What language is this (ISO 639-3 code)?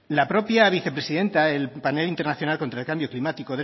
spa